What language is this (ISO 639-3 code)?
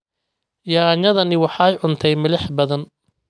som